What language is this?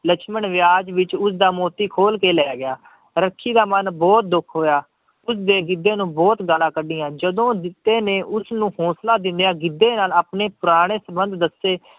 Punjabi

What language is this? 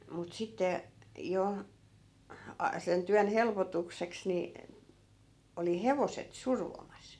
Finnish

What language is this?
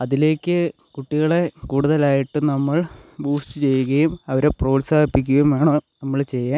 Malayalam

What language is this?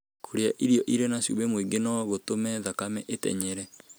Kikuyu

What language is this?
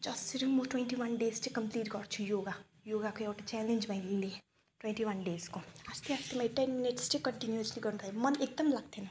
Nepali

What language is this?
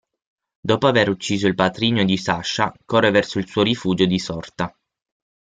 Italian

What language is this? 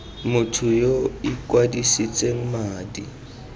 Tswana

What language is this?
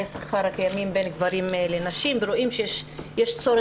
Hebrew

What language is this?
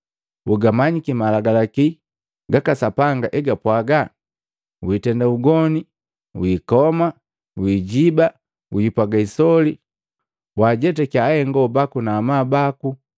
Matengo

